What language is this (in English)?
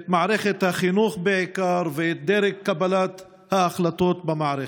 Hebrew